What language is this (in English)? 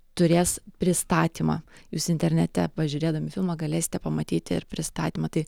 Lithuanian